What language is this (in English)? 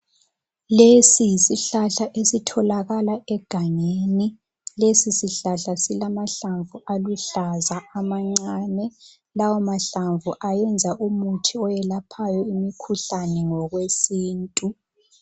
North Ndebele